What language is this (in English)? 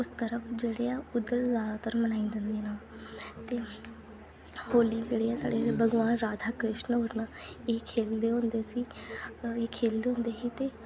Dogri